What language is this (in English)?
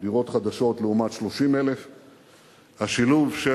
Hebrew